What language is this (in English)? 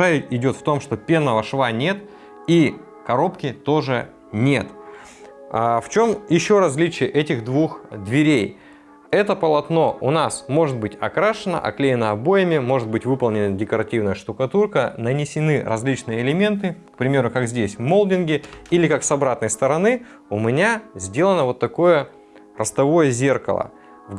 Russian